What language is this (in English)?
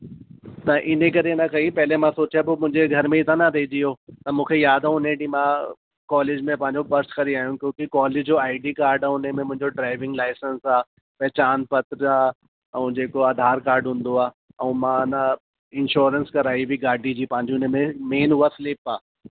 Sindhi